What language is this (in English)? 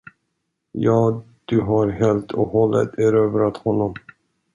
Swedish